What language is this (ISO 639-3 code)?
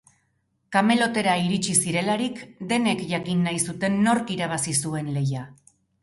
eus